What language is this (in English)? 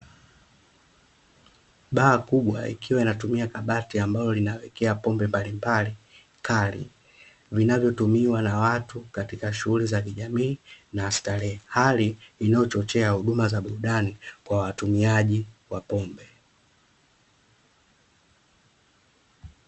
Swahili